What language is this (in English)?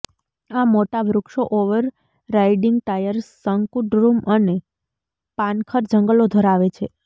Gujarati